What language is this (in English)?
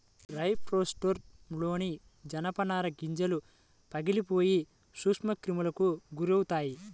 Telugu